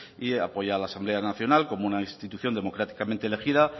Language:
Spanish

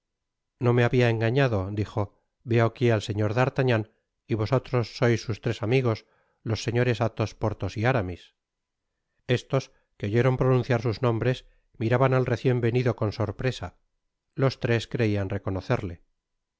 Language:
Spanish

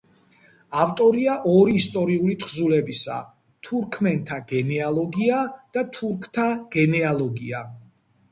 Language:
Georgian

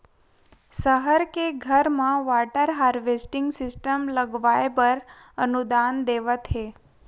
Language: Chhattisgarhi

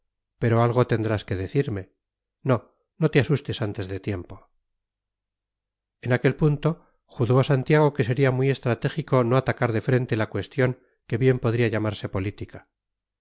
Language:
Spanish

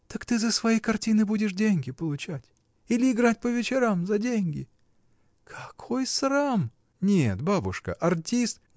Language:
Russian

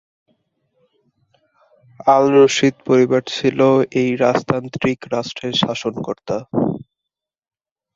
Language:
Bangla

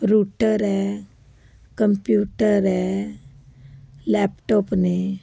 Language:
Punjabi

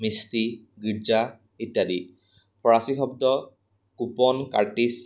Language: Assamese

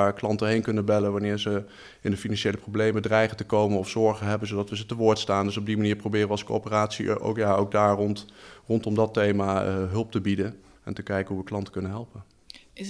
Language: Dutch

